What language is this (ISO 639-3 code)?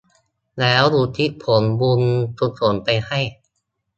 tha